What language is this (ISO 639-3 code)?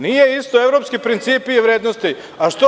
srp